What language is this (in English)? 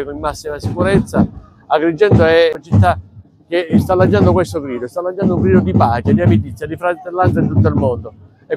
Italian